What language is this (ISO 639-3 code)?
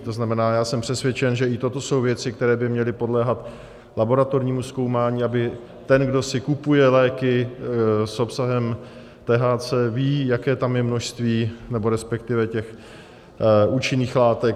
ces